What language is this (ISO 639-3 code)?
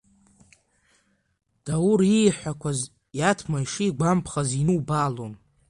abk